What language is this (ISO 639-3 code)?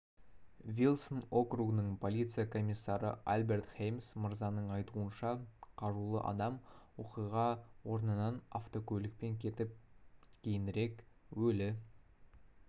kaz